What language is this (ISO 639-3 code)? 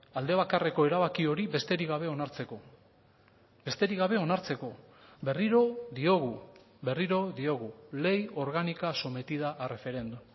eus